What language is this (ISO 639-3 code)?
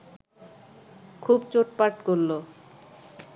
ben